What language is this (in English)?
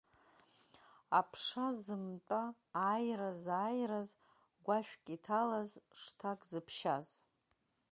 Abkhazian